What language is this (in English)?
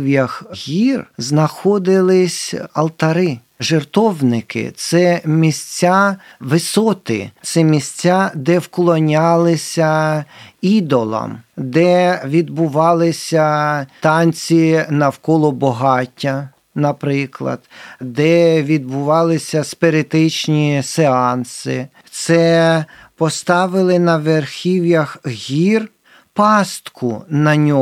Ukrainian